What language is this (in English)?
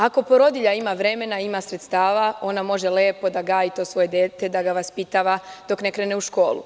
Serbian